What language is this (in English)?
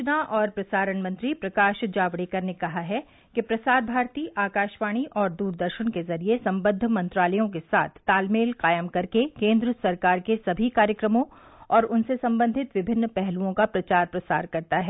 Hindi